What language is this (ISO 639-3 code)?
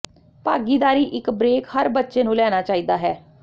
pan